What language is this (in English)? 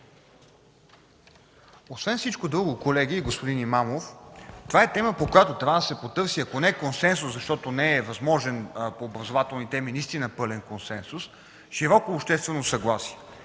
Bulgarian